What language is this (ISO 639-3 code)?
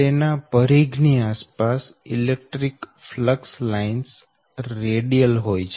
guj